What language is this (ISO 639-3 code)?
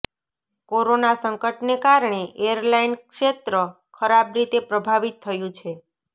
guj